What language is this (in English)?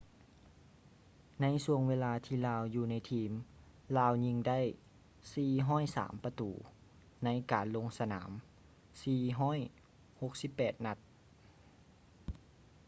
Lao